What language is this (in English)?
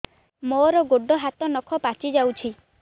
Odia